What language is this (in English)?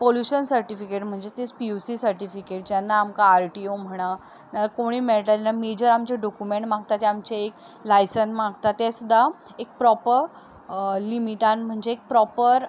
Konkani